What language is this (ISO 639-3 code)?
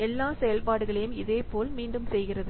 tam